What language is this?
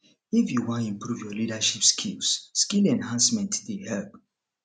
Nigerian Pidgin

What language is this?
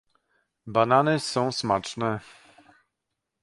Polish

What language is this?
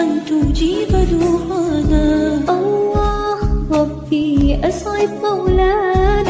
Arabic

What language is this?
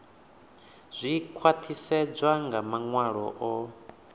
Venda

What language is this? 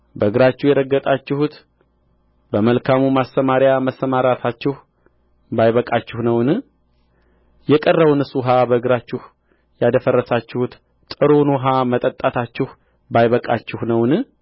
Amharic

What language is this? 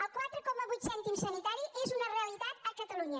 Catalan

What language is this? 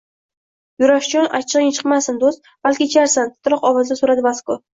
Uzbek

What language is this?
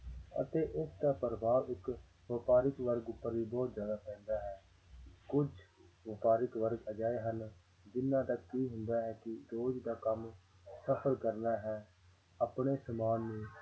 Punjabi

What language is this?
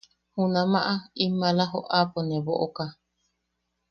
Yaqui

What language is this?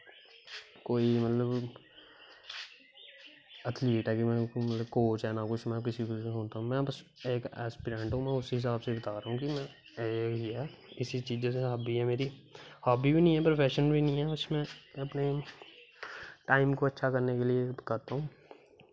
Dogri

